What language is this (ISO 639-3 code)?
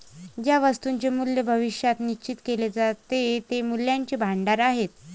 mar